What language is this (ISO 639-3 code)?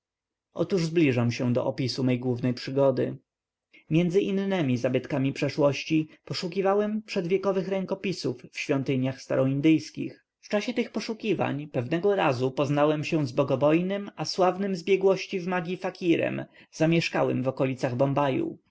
pol